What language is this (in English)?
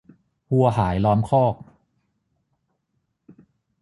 Thai